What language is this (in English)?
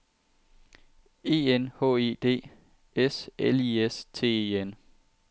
Danish